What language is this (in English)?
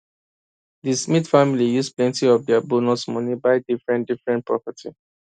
Nigerian Pidgin